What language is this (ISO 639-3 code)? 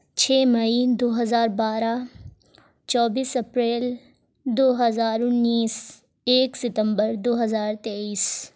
urd